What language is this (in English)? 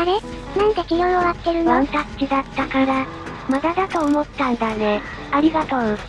Japanese